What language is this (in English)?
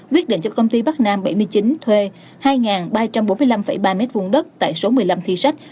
Vietnamese